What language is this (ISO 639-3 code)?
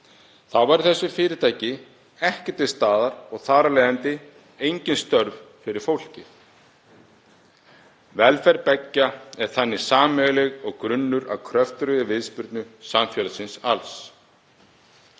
isl